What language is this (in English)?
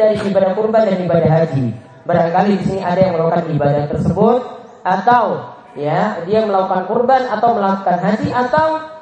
Indonesian